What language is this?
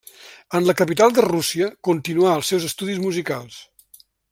Catalan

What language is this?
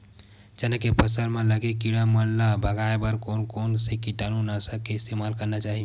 Chhattisgarhi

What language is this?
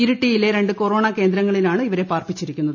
Malayalam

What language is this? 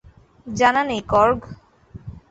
Bangla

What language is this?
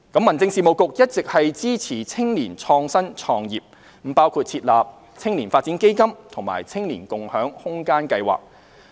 Cantonese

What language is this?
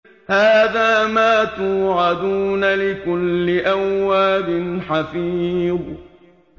Arabic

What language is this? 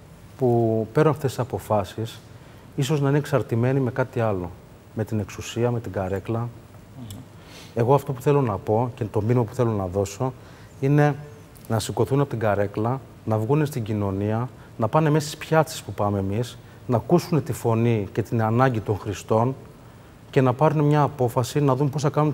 Greek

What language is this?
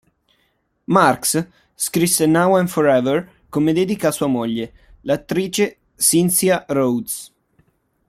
Italian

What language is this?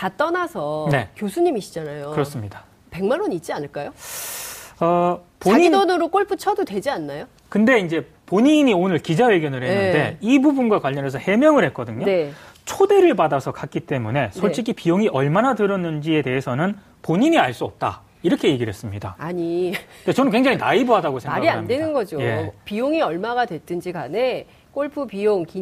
Korean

